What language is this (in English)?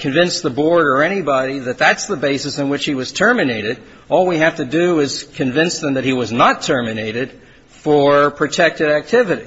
English